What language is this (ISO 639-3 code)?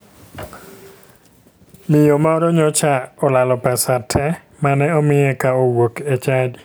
luo